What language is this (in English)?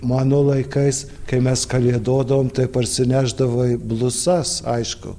Lithuanian